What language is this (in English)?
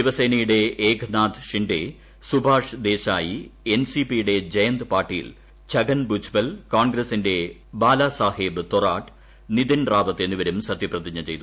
Malayalam